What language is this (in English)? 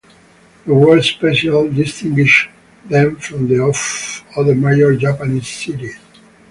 English